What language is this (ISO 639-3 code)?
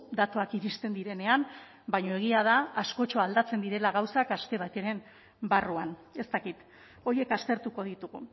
eus